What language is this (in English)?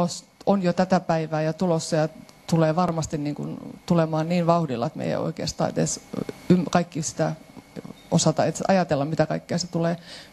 Finnish